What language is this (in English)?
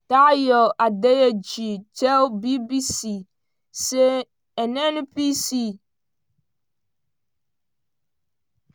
Nigerian Pidgin